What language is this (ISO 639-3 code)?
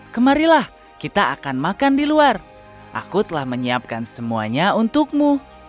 ind